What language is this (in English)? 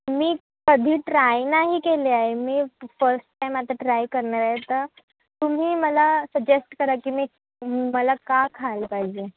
Marathi